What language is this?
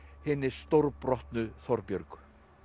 Icelandic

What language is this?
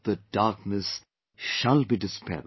English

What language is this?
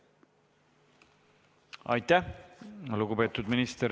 Estonian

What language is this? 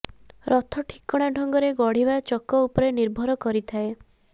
Odia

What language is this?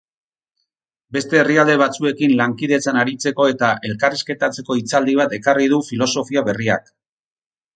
Basque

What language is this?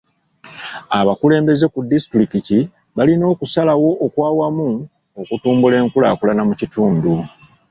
Ganda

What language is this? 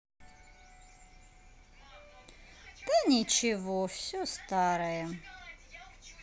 Russian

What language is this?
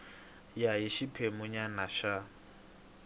Tsonga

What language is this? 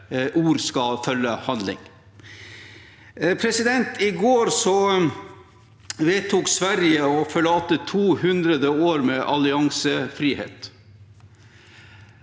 Norwegian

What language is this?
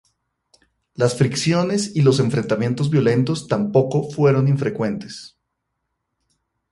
Spanish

